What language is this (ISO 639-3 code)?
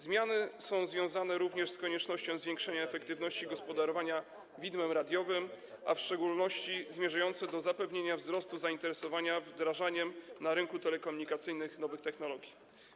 pol